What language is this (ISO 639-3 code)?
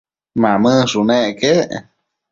mcf